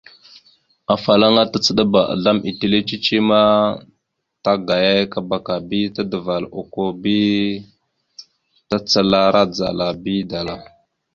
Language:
Mada (Cameroon)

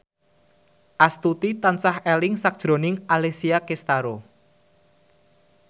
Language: Javanese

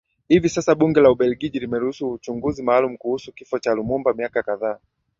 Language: Swahili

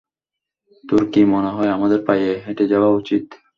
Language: Bangla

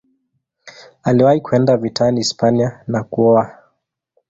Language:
Swahili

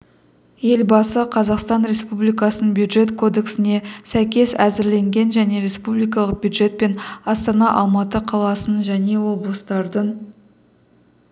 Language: Kazakh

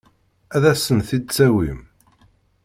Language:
Kabyle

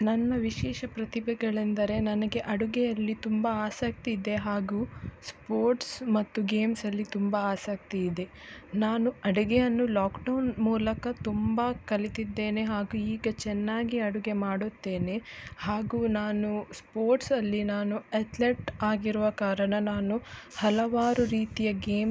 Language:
Kannada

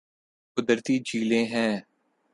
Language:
Urdu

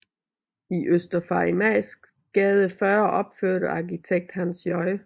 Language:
Danish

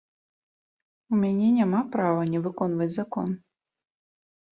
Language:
Belarusian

